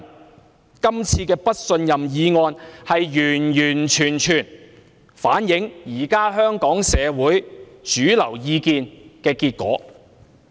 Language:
Cantonese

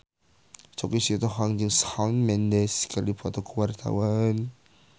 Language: Sundanese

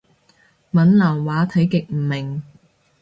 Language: Cantonese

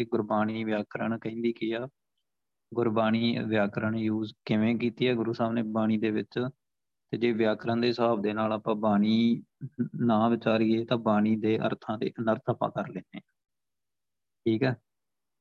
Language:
Punjabi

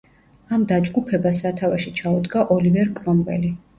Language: Georgian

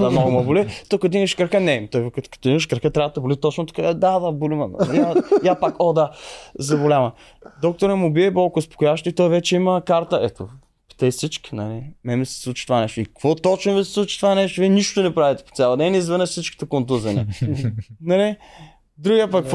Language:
Bulgarian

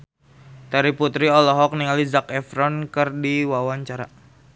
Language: Sundanese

